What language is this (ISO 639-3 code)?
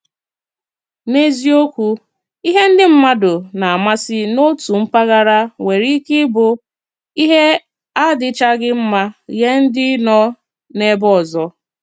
ibo